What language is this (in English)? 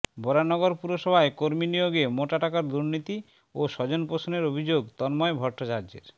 Bangla